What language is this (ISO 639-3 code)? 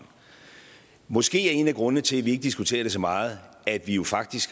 dan